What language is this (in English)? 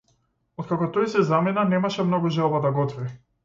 Macedonian